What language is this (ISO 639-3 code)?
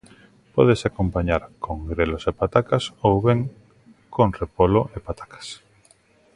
glg